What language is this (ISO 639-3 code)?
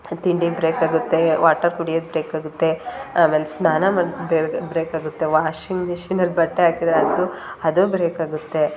kan